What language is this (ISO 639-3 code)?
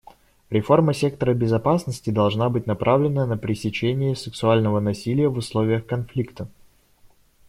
rus